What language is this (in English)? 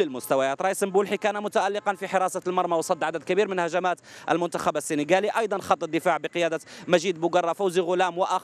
Arabic